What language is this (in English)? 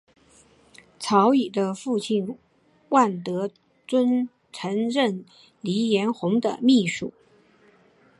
Chinese